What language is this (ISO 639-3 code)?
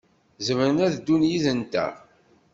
kab